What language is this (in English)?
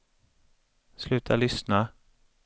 Swedish